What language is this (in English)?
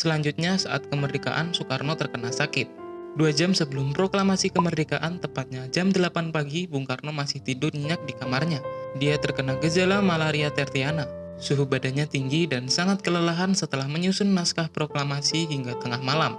Indonesian